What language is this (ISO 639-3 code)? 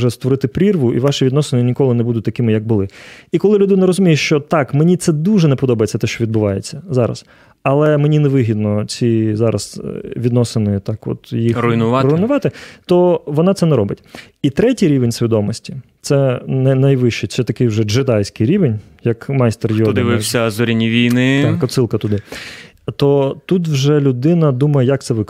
ukr